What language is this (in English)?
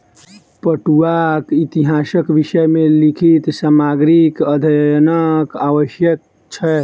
Maithili